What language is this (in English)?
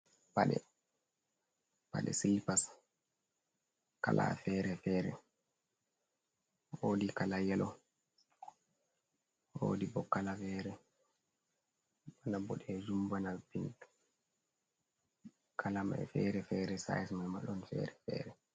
Fula